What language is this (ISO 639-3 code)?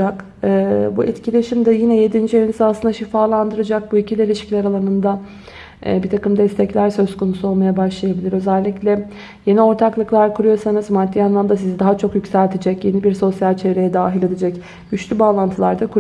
tur